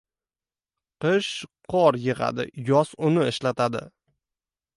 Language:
Uzbek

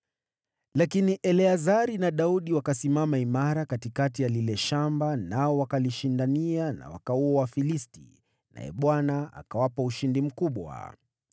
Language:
Swahili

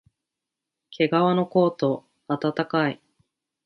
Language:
Japanese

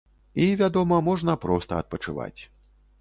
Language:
Belarusian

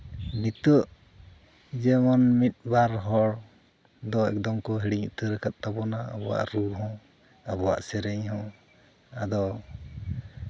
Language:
Santali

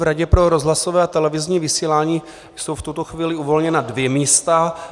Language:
Czech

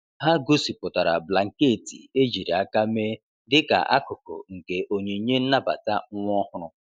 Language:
Igbo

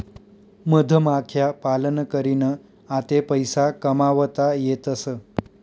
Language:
Marathi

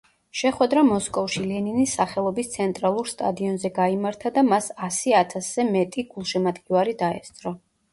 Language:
Georgian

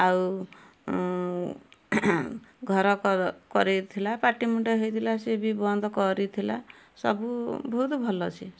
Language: Odia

